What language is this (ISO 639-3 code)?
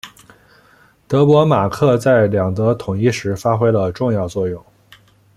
zho